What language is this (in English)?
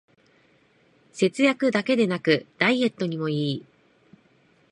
Japanese